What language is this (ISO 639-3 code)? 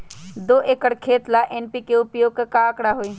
mag